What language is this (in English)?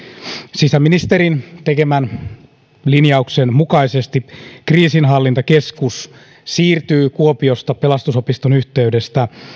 Finnish